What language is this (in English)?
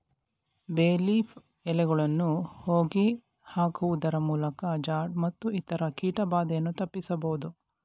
Kannada